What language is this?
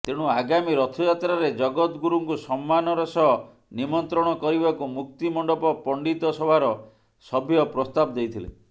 Odia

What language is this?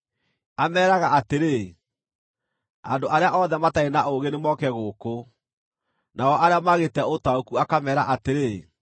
Kikuyu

